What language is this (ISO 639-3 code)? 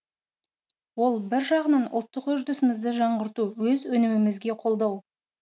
kaz